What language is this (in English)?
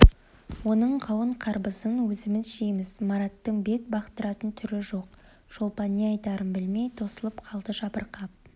Kazakh